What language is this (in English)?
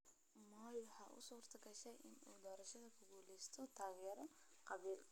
Somali